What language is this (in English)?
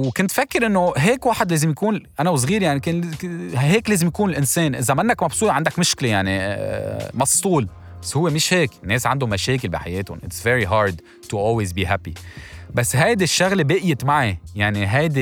Arabic